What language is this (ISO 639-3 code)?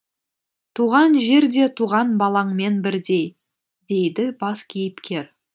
kaz